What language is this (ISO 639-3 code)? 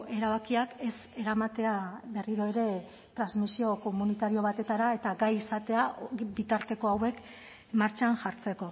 eus